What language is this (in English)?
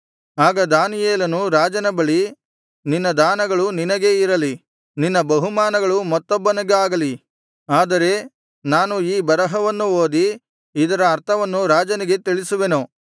Kannada